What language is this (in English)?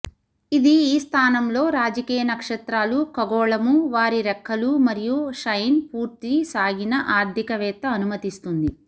Telugu